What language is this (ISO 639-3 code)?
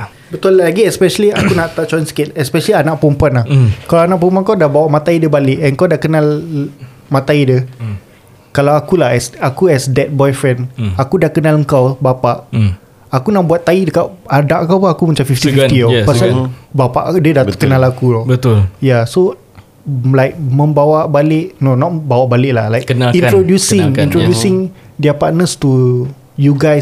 msa